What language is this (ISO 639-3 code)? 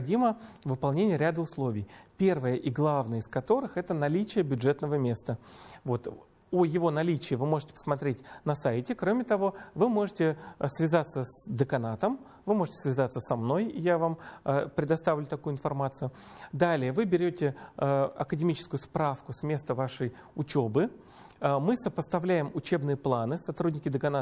rus